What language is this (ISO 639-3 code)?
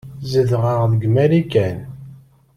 kab